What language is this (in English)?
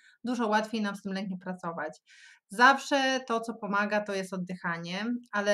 Polish